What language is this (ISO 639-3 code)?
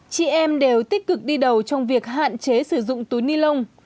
vie